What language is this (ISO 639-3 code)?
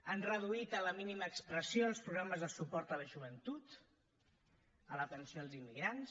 cat